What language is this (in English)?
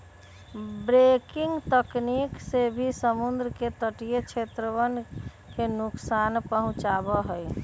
Magahi